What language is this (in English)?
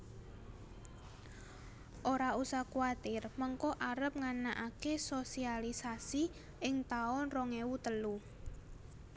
Javanese